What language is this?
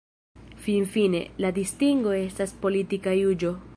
Esperanto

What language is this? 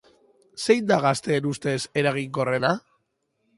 Basque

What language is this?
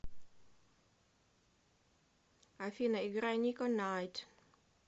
Russian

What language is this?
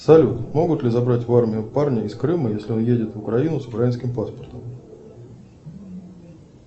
Russian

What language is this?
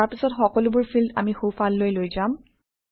Assamese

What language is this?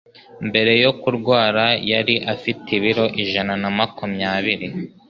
Kinyarwanda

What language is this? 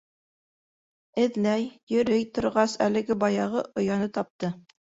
Bashkir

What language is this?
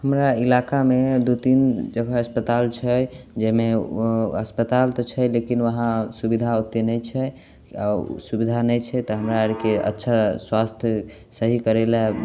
Maithili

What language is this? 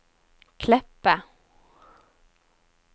Norwegian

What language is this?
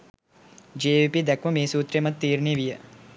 Sinhala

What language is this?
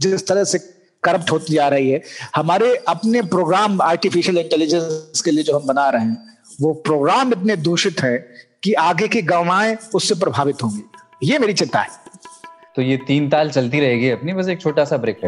Hindi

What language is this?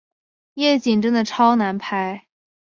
Chinese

